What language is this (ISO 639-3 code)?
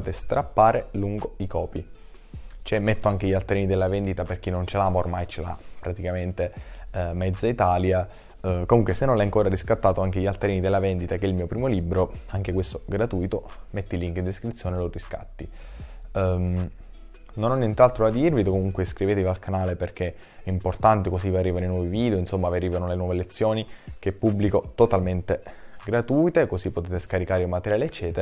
ita